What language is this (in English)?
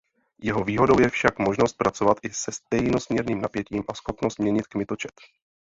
Czech